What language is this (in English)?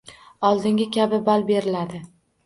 Uzbek